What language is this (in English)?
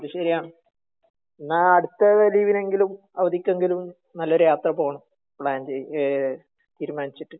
Malayalam